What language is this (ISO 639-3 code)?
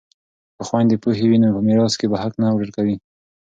pus